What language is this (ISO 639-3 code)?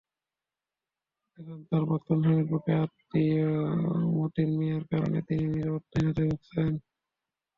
ben